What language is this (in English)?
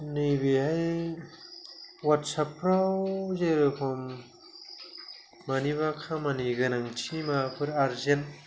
Bodo